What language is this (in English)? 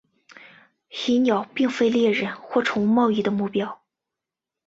Chinese